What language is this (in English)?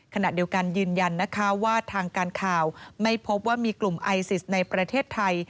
Thai